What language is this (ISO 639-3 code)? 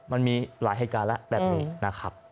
tha